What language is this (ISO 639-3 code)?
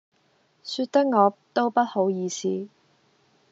yue